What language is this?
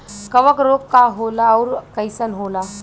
Bhojpuri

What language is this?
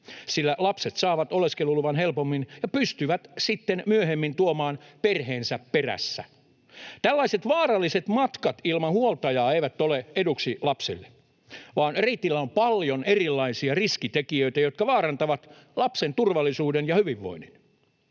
Finnish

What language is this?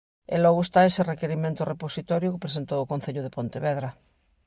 Galician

